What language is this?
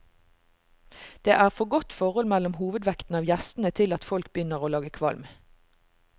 Norwegian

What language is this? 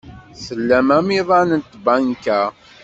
Kabyle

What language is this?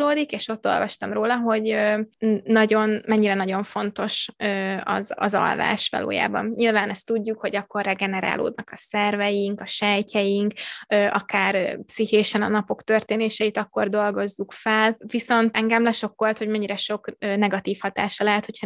Hungarian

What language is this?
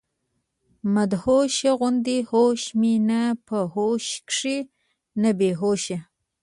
Pashto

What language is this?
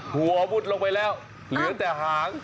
Thai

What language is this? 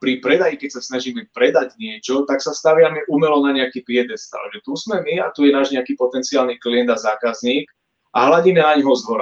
Slovak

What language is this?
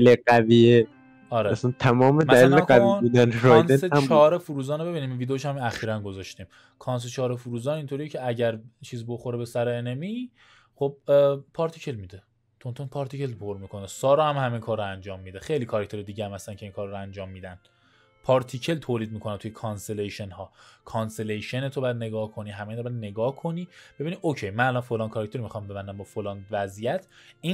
Persian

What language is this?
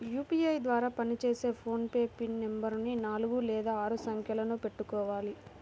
Telugu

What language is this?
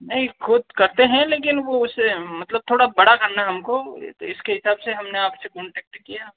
Hindi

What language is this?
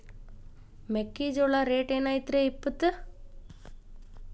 Kannada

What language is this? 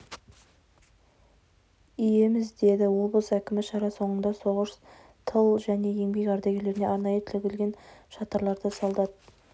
Kazakh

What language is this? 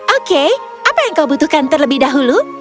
Indonesian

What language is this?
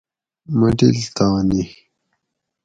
Gawri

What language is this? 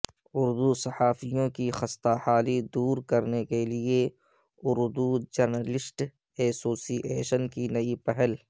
Urdu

